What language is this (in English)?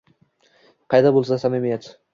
Uzbek